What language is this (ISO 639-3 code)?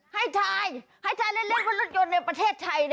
tha